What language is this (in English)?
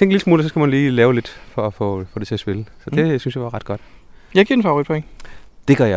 Danish